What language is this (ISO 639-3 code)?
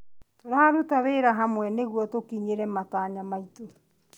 kik